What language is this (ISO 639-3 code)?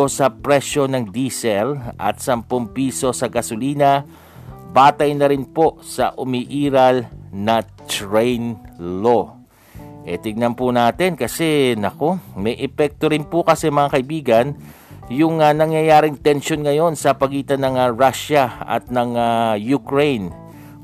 fil